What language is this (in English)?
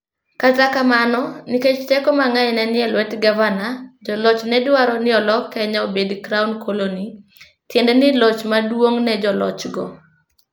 Luo (Kenya and Tanzania)